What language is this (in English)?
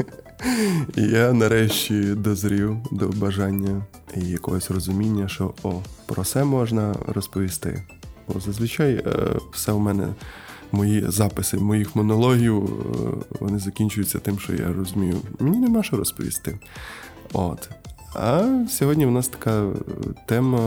Ukrainian